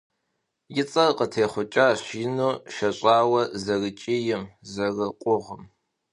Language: Kabardian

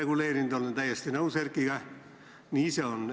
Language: Estonian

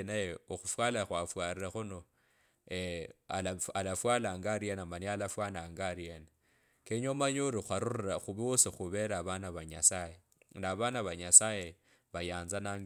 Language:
Kabras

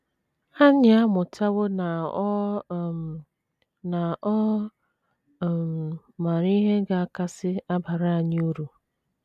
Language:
Igbo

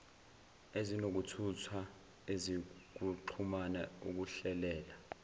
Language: Zulu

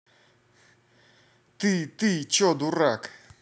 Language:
Russian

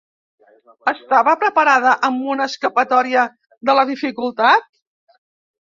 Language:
Catalan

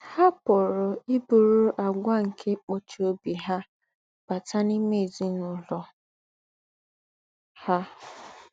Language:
Igbo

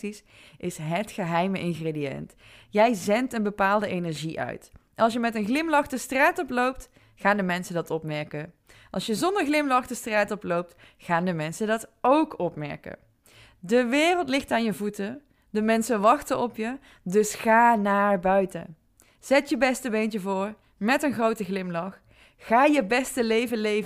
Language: Dutch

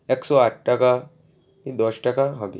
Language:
Bangla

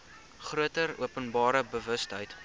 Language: Afrikaans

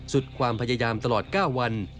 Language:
Thai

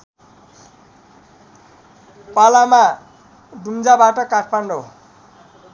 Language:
Nepali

